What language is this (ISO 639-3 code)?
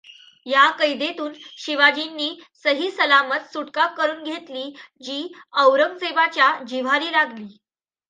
mar